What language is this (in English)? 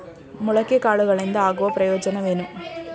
Kannada